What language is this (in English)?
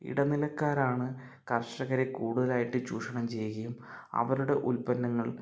Malayalam